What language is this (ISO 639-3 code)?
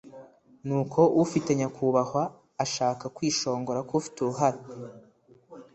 kin